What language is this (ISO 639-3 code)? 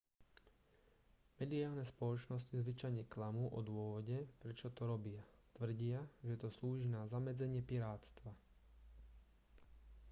slk